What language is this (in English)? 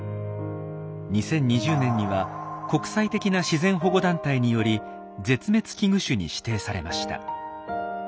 Japanese